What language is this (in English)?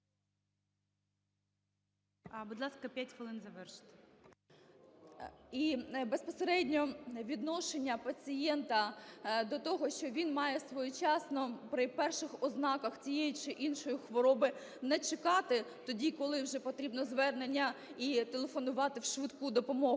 Ukrainian